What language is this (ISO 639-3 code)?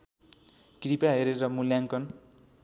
nep